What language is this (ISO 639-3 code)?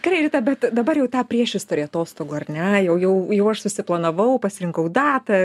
lit